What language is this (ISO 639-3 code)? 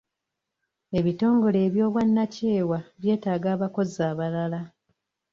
lug